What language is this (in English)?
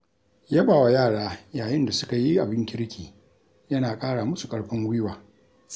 Hausa